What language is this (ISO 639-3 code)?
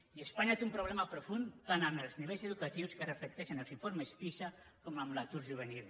cat